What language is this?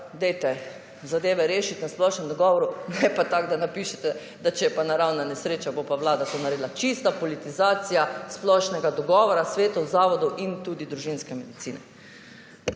Slovenian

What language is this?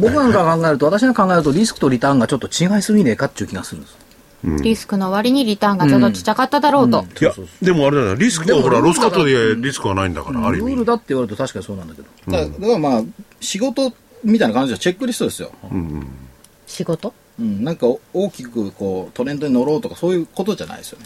Japanese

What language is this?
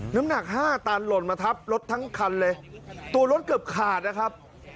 Thai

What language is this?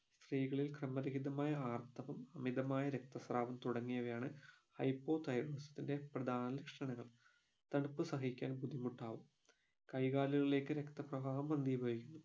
Malayalam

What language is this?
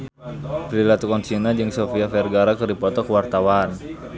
Sundanese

